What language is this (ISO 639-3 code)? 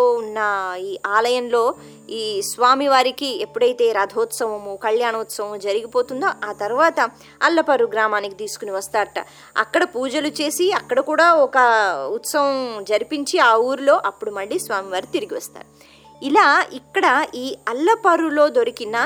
tel